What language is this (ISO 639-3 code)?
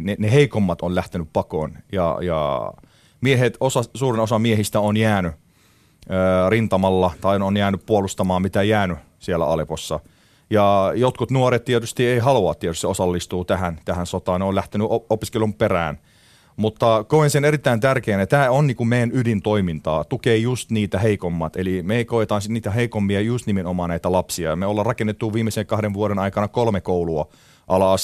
fin